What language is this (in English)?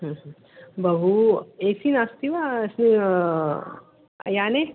Sanskrit